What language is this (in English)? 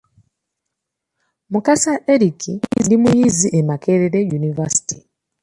Ganda